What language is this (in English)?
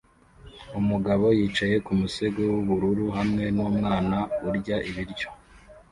Kinyarwanda